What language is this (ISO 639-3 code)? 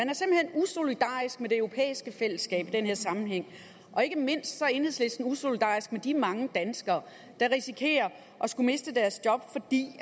dan